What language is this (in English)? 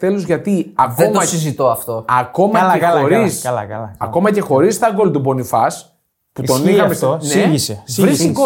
Greek